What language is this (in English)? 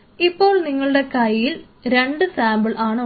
Malayalam